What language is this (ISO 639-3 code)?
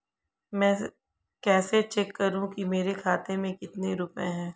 hin